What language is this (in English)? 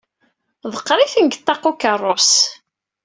Kabyle